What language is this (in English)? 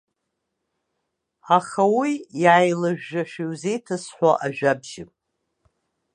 Abkhazian